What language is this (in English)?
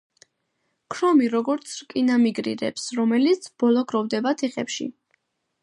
Georgian